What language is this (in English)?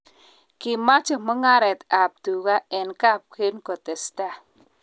Kalenjin